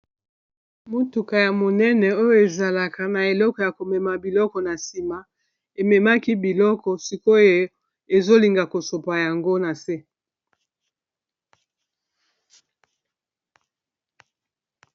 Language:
Lingala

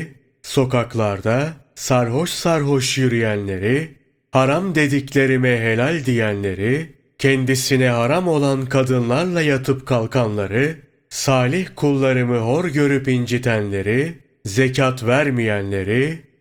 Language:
Turkish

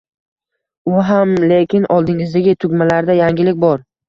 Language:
Uzbek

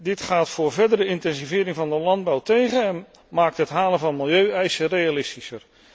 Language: Dutch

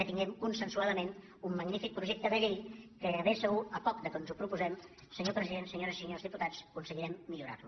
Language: Catalan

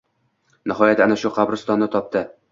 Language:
Uzbek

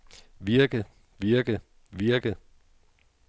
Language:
Danish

